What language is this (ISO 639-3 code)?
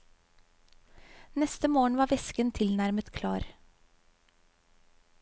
nor